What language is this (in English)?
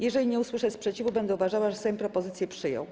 Polish